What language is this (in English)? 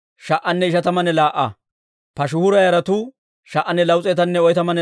Dawro